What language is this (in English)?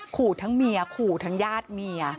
Thai